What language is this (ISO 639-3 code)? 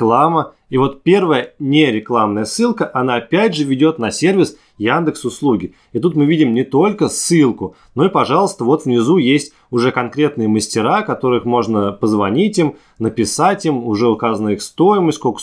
rus